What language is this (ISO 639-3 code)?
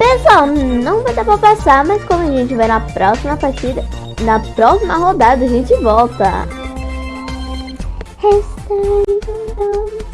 por